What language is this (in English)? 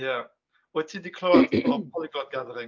Welsh